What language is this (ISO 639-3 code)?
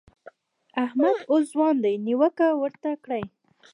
pus